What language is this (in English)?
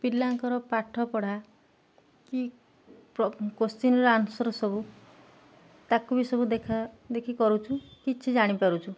Odia